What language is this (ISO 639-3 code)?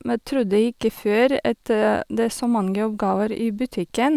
nor